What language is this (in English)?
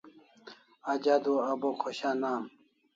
Kalasha